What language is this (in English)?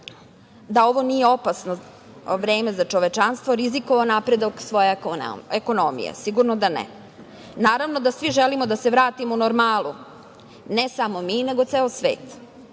Serbian